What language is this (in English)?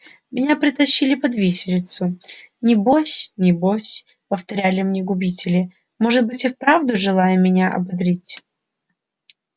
Russian